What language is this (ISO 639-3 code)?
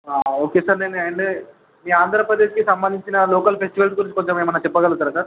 tel